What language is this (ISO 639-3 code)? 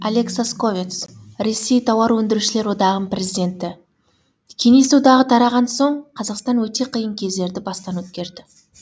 kaz